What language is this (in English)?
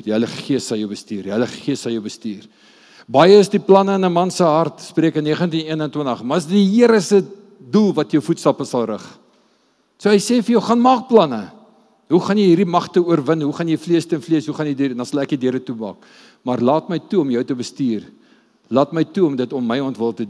Dutch